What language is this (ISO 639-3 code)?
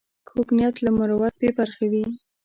pus